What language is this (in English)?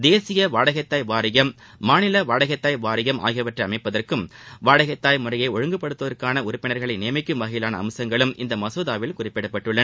Tamil